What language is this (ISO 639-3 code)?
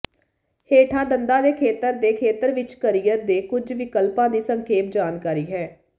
pan